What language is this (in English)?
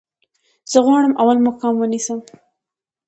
Pashto